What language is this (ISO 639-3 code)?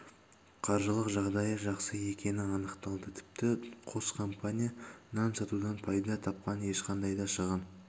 kaz